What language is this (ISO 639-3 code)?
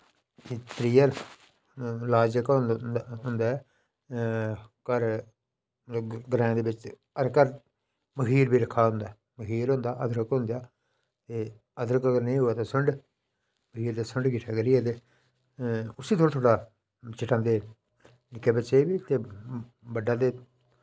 doi